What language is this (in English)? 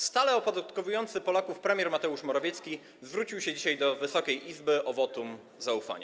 Polish